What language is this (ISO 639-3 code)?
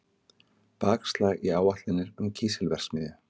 isl